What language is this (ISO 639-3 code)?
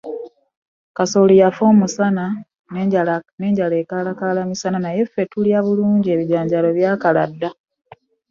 lug